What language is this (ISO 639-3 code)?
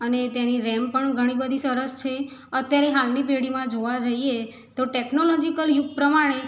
guj